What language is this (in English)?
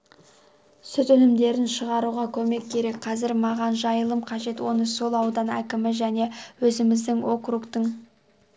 Kazakh